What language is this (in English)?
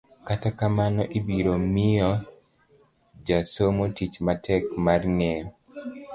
Luo (Kenya and Tanzania)